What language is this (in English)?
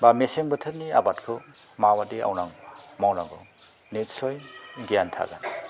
Bodo